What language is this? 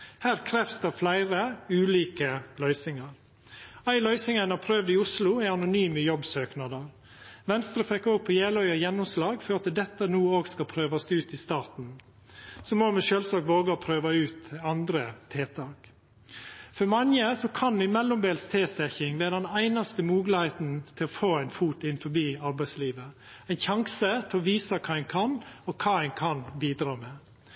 Norwegian Nynorsk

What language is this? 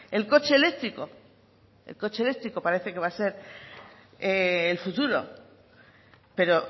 Spanish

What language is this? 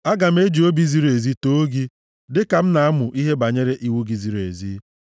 Igbo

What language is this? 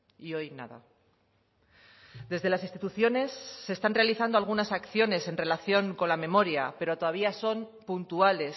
Spanish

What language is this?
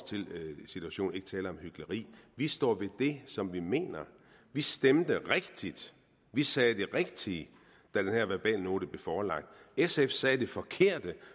Danish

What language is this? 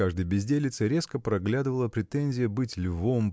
Russian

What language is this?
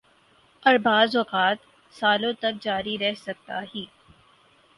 Urdu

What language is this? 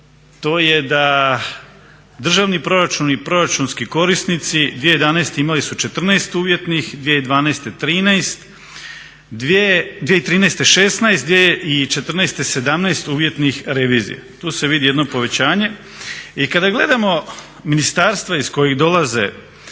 Croatian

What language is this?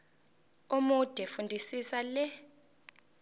Zulu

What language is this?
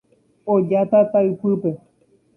Guarani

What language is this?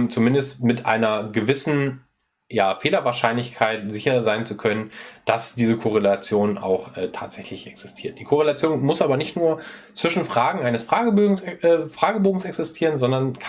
German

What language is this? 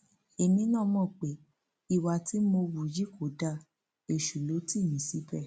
Yoruba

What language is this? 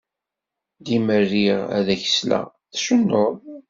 Kabyle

